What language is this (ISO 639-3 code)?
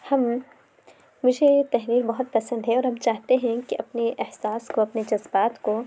urd